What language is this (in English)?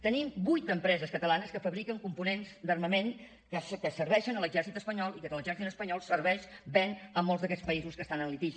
Catalan